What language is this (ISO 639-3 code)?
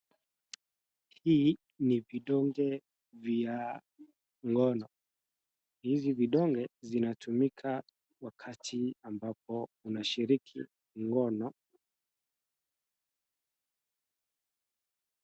swa